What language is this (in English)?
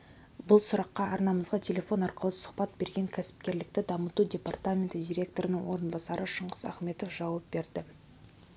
Kazakh